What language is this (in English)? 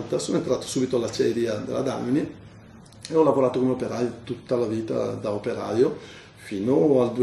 Italian